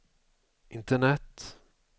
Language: Swedish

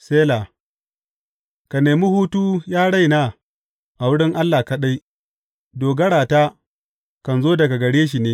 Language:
Hausa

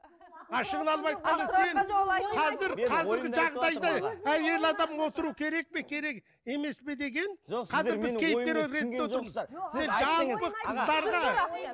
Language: Kazakh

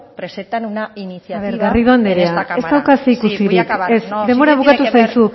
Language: Basque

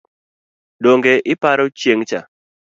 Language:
Luo (Kenya and Tanzania)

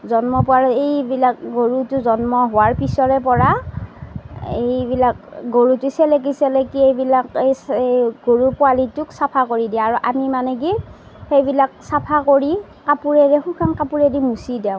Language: Assamese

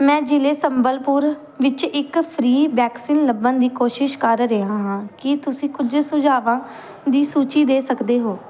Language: Punjabi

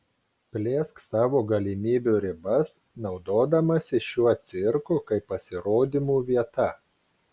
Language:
Lithuanian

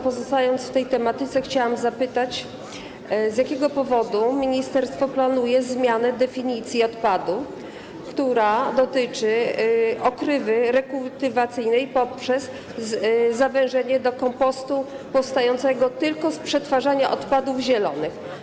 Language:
Polish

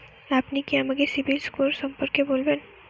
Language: Bangla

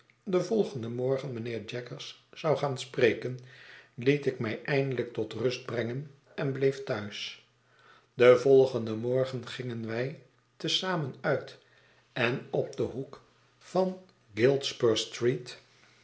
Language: Dutch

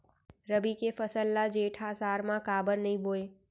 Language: Chhattisgarhi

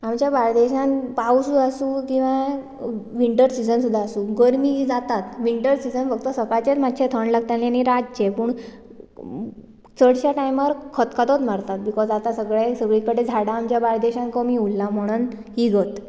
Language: Konkani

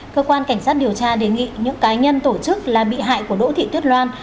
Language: Vietnamese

